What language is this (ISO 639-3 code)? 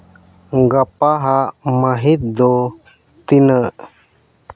sat